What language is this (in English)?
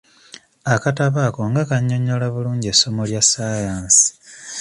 Ganda